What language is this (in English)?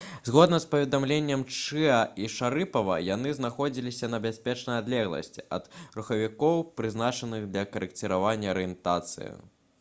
Belarusian